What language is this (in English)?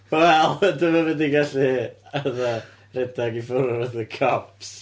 Welsh